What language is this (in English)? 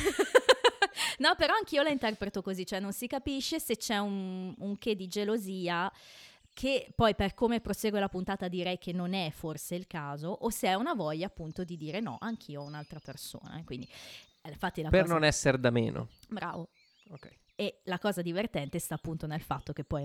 Italian